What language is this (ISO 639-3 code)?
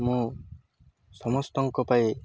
ori